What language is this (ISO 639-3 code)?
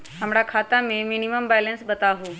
mag